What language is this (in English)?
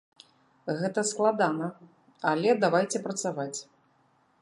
Belarusian